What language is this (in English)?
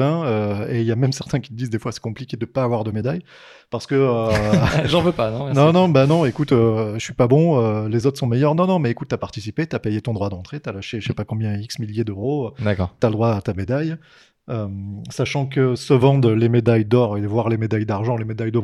French